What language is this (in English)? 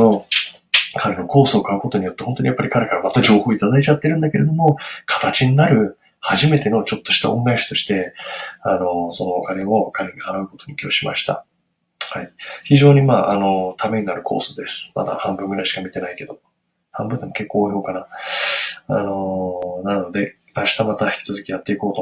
Japanese